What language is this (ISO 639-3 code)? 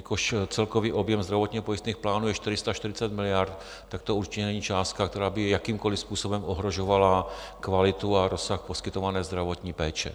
ces